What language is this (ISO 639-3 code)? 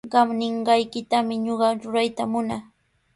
qws